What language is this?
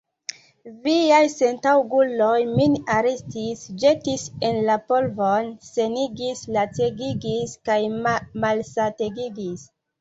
Esperanto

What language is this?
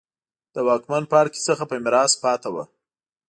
Pashto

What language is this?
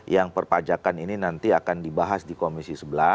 Indonesian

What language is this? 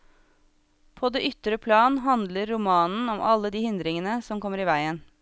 Norwegian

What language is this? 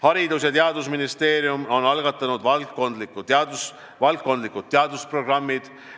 Estonian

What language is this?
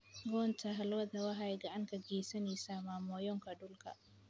Somali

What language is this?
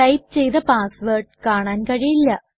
Malayalam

